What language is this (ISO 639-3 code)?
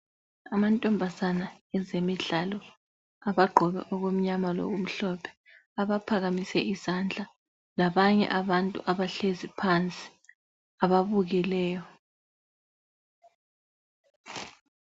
nde